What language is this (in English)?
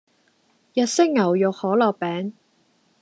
Cantonese